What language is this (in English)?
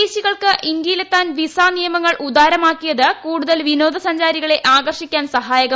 Malayalam